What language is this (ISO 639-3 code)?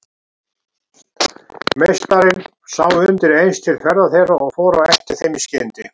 isl